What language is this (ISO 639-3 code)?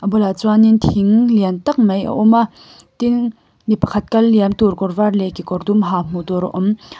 lus